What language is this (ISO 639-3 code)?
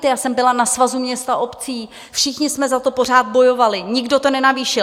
ces